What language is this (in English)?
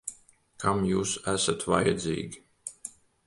Latvian